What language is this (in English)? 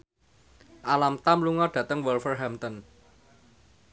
Javanese